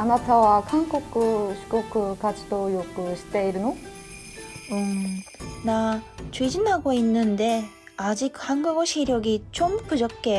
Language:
Korean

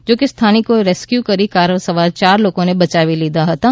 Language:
Gujarati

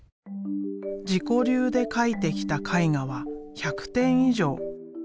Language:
Japanese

